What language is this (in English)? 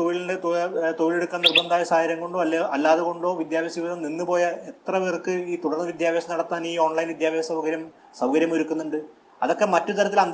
Malayalam